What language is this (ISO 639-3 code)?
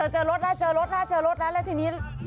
tha